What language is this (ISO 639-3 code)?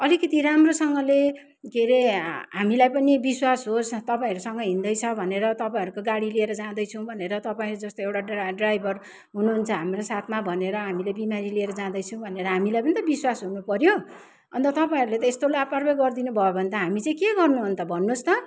nep